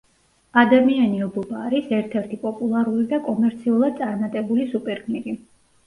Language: Georgian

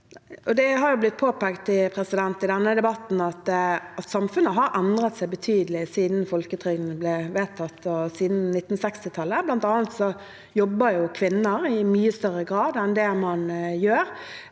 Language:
Norwegian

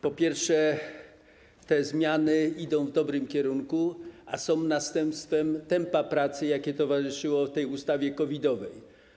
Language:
Polish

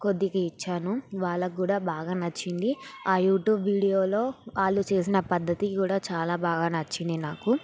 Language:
Telugu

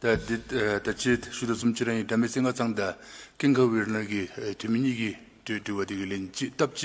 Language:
Korean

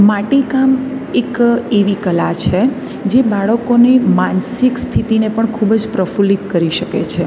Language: Gujarati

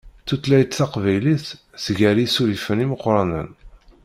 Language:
Kabyle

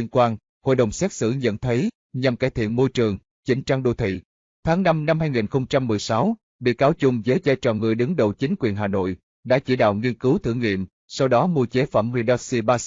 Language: Vietnamese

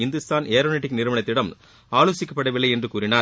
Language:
Tamil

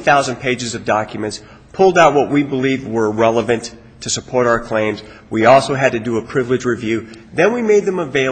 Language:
English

